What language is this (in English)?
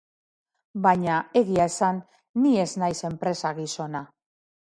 Basque